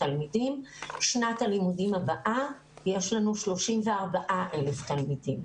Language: Hebrew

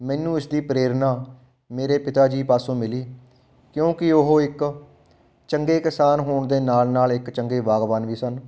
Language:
Punjabi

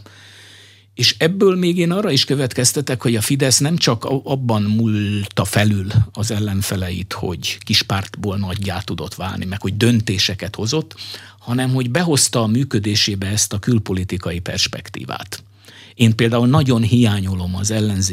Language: Hungarian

